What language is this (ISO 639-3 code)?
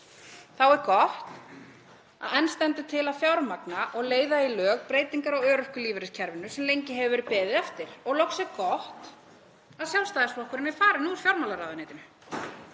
isl